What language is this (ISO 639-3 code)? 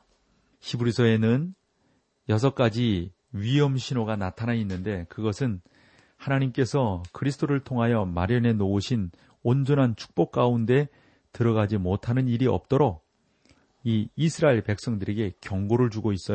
kor